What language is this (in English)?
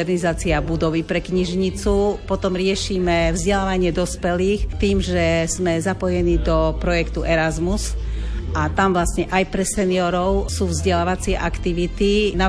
Slovak